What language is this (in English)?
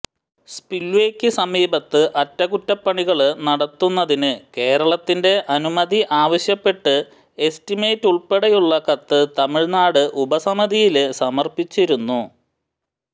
Malayalam